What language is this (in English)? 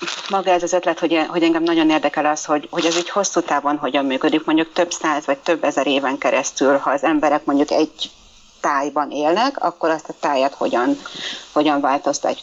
Hungarian